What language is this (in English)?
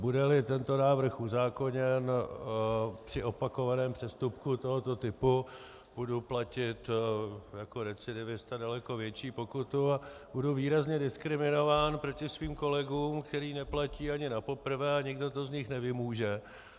Czech